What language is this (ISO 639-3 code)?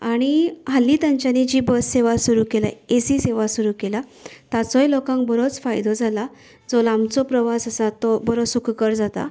kok